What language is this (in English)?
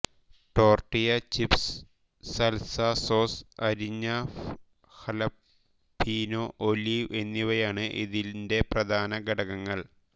Malayalam